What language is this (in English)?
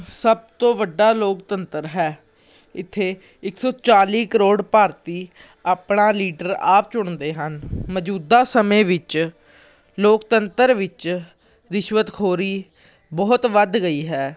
Punjabi